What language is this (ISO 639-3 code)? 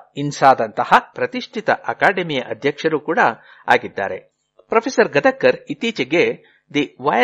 kan